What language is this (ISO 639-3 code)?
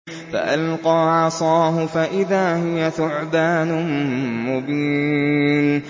ara